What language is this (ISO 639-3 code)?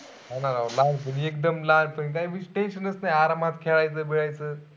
mar